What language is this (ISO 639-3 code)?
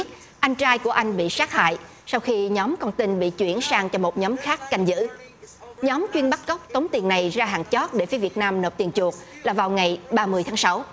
vie